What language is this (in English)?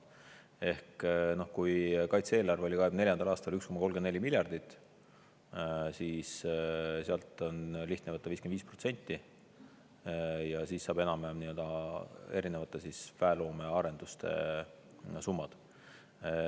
Estonian